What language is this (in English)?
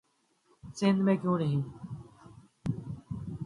Urdu